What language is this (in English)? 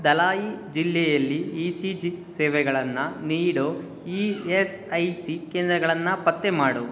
Kannada